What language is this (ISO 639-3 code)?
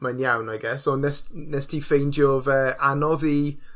cym